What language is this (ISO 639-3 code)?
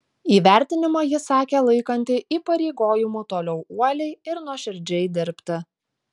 lit